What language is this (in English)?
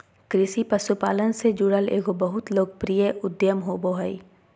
Magahi